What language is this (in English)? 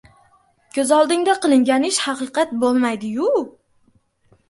Uzbek